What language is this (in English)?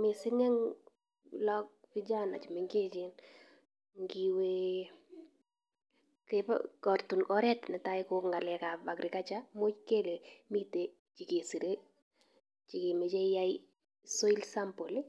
Kalenjin